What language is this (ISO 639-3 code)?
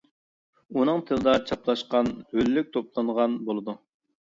uig